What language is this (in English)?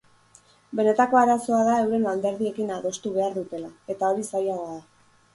Basque